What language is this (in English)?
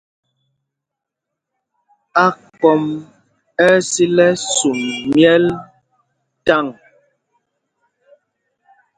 Mpumpong